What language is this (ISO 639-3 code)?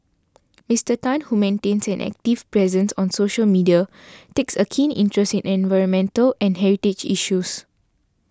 eng